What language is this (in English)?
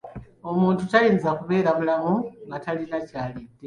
Ganda